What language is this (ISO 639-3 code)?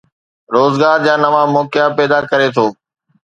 snd